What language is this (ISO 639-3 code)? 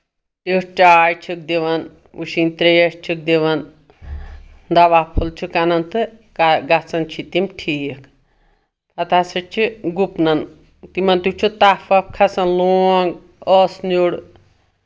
kas